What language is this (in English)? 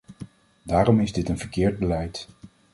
Dutch